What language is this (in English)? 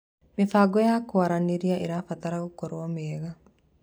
Kikuyu